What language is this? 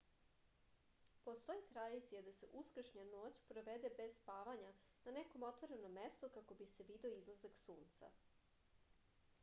Serbian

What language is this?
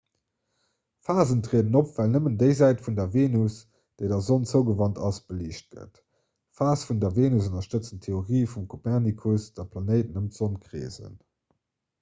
Luxembourgish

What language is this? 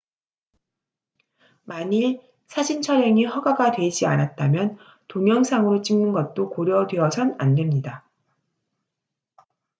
Korean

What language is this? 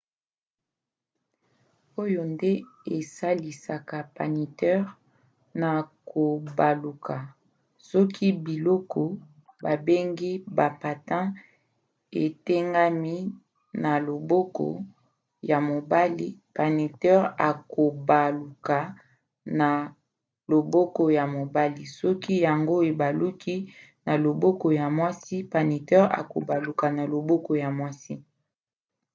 Lingala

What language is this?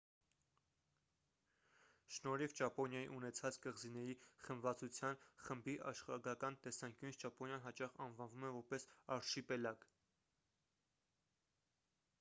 Armenian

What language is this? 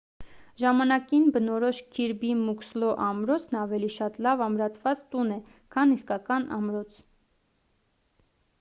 Armenian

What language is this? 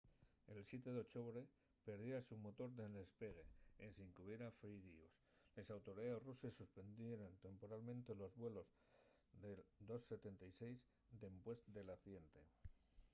Asturian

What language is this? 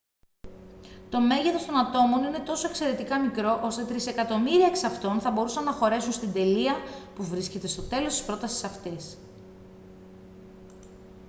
Greek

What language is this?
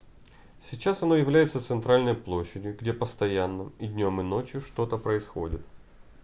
Russian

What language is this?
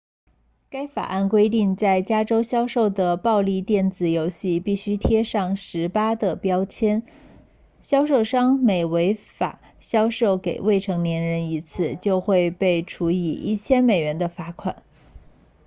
Chinese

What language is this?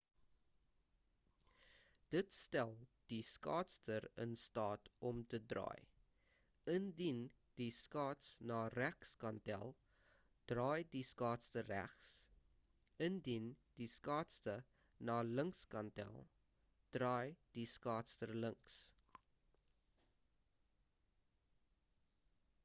Afrikaans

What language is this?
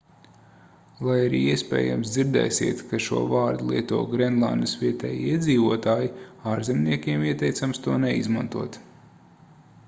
Latvian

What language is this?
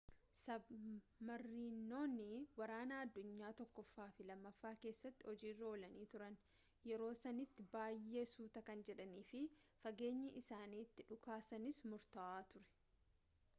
Oromo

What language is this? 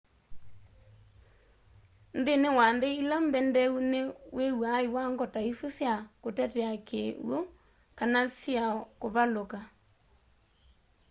Kamba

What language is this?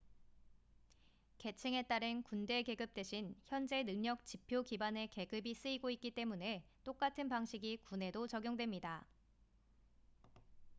Korean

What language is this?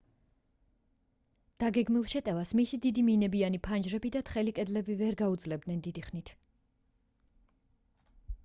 Georgian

